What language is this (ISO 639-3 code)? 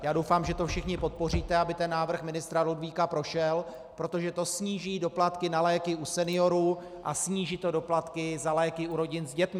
ces